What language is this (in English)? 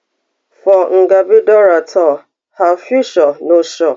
Nigerian Pidgin